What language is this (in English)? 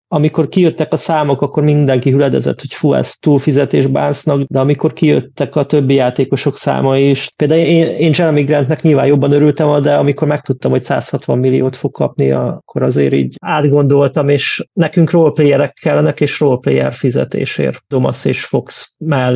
Hungarian